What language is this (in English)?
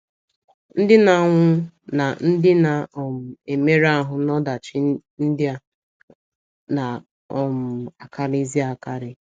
Igbo